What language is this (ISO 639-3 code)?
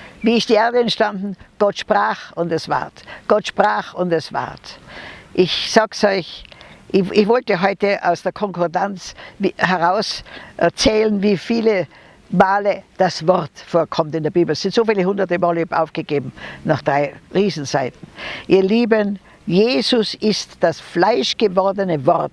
deu